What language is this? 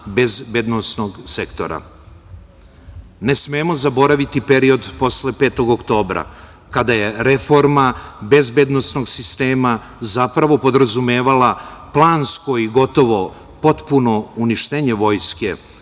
Serbian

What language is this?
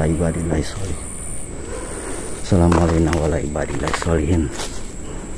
Indonesian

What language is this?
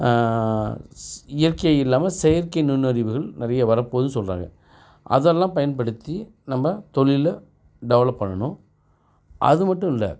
Tamil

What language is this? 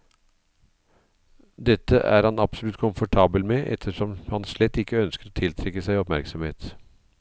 Norwegian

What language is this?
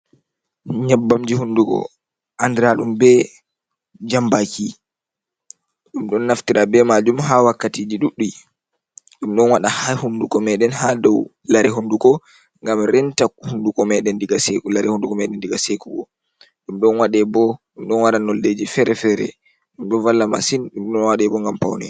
Fula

